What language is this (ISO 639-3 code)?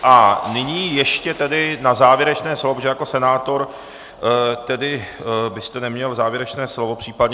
ces